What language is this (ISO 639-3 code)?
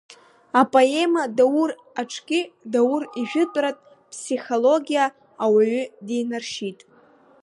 abk